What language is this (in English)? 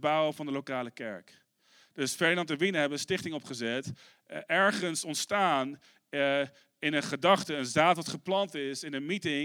Dutch